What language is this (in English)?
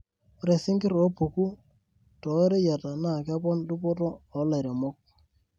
Masai